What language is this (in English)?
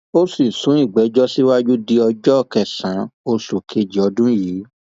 Yoruba